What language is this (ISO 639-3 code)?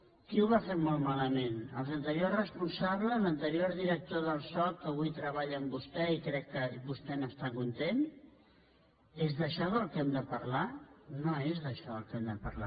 cat